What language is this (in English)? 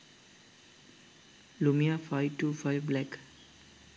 Sinhala